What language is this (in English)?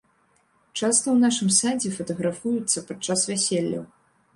Belarusian